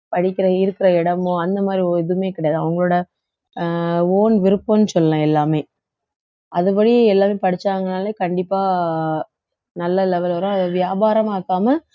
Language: Tamil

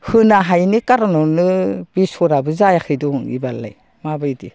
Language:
Bodo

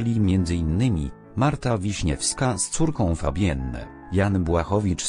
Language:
Polish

